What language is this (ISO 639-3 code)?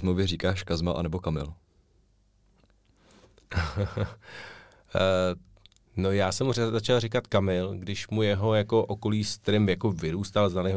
ces